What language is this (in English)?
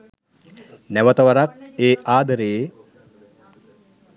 Sinhala